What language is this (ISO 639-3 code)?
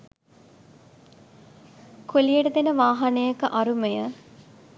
sin